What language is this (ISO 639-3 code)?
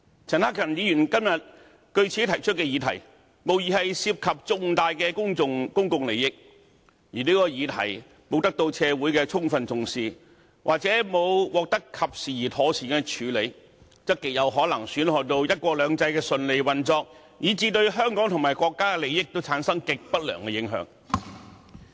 yue